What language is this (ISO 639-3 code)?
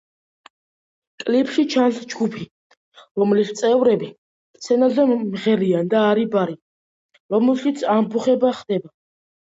kat